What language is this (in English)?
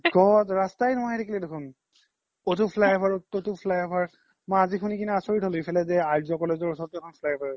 Assamese